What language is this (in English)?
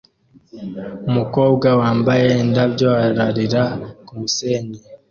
Kinyarwanda